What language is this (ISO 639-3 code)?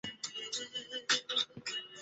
zho